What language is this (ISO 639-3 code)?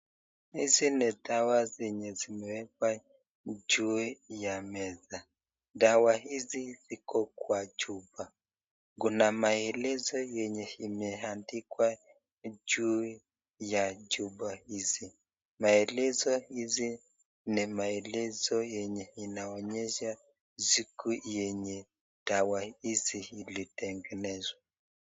swa